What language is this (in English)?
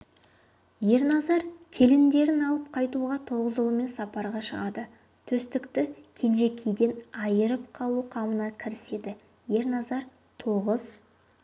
Kazakh